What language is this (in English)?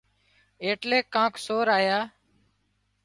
Wadiyara Koli